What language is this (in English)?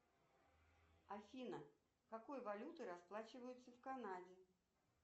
Russian